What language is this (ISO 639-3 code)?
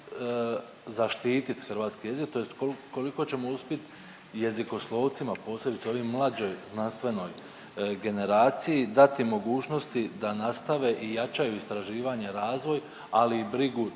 hrv